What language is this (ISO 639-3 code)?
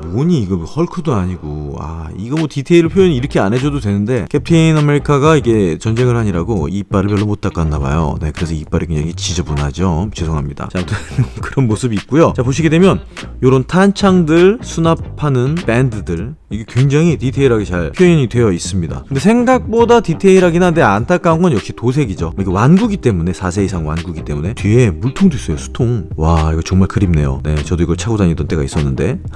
kor